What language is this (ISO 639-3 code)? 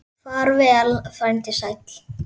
isl